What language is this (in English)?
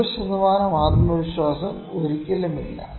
Malayalam